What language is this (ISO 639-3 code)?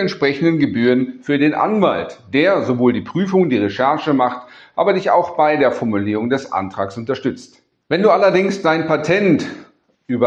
deu